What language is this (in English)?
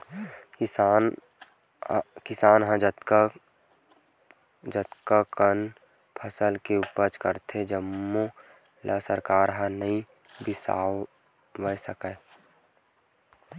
Chhattisgarhi